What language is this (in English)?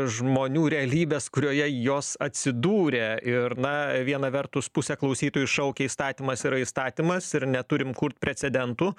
Lithuanian